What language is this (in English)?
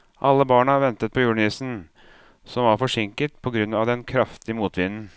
Norwegian